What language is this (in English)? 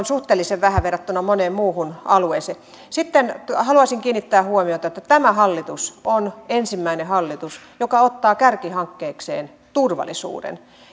Finnish